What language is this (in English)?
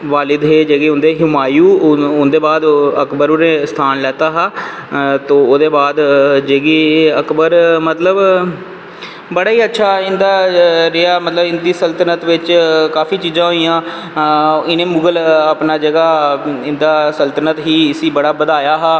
Dogri